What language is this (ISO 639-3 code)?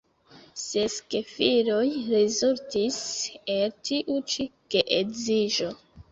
epo